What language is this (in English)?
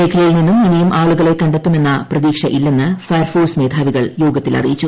Malayalam